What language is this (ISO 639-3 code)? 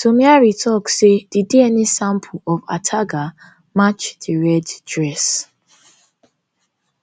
pcm